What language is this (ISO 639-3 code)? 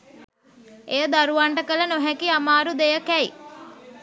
sin